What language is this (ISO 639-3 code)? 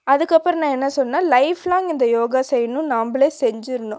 tam